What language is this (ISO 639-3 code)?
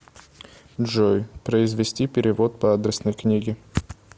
rus